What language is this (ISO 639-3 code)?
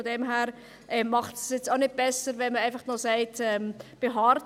gsw